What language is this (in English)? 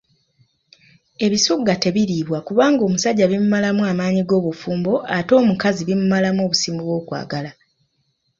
Ganda